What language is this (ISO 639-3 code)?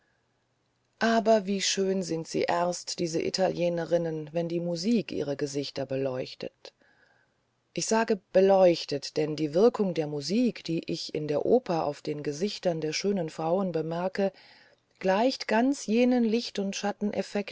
deu